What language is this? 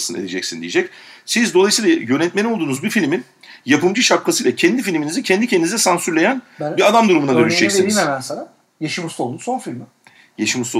Turkish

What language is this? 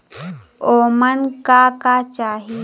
Bhojpuri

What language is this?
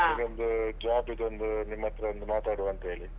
Kannada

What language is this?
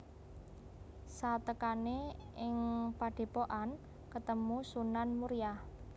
Javanese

